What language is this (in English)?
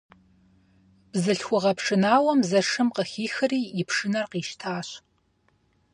Kabardian